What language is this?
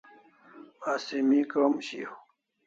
Kalasha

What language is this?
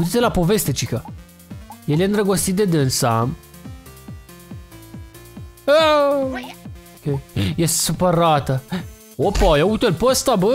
Romanian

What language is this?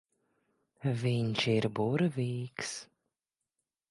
Latvian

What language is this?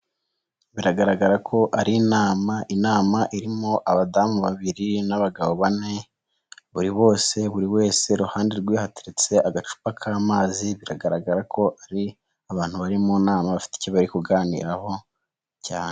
Kinyarwanda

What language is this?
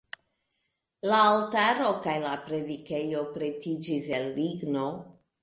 Esperanto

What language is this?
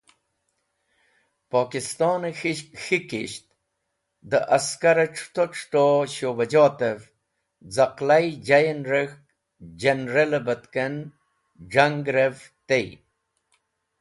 Wakhi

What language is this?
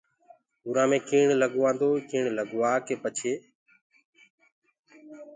Gurgula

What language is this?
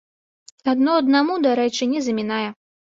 Belarusian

